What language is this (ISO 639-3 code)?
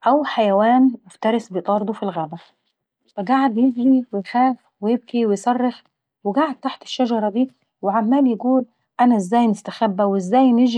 aec